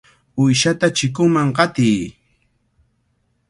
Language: Cajatambo North Lima Quechua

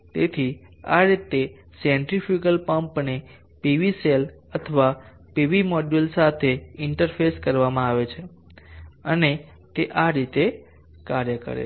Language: Gujarati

